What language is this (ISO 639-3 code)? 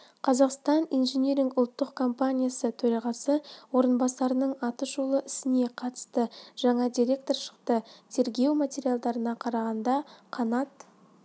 kaz